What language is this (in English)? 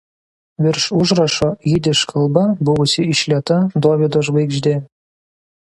Lithuanian